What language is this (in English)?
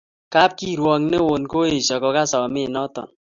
Kalenjin